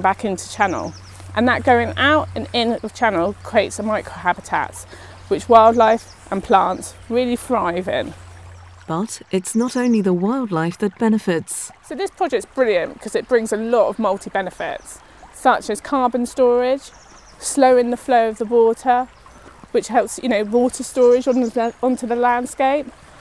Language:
English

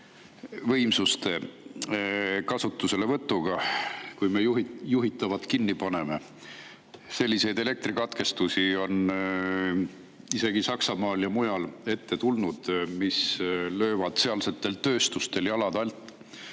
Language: Estonian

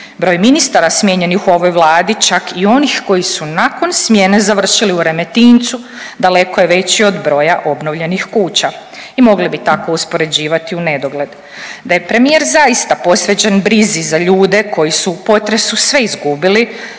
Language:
Croatian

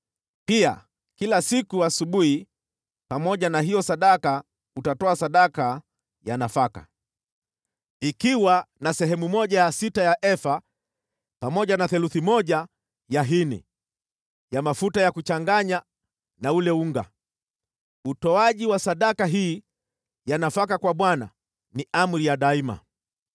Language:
Swahili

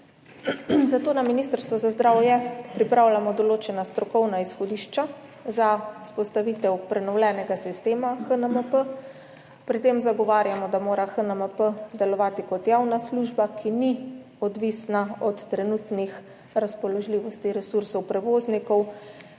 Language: Slovenian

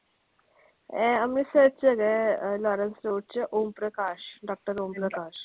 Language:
Punjabi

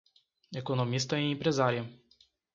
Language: Portuguese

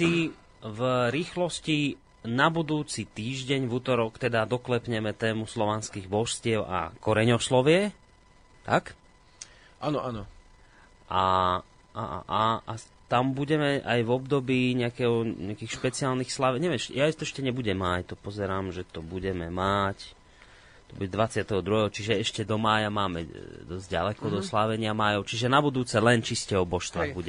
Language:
Slovak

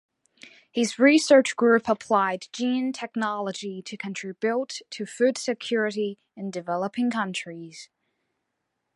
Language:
English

